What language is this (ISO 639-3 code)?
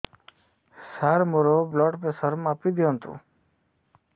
ori